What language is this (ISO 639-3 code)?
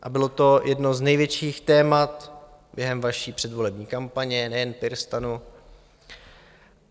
ces